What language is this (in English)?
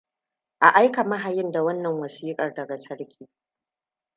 Hausa